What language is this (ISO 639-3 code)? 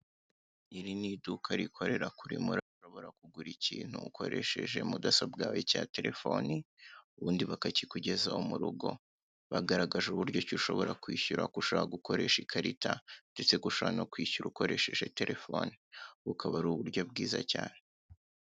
kin